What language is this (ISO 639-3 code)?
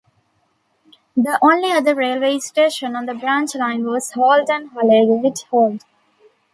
eng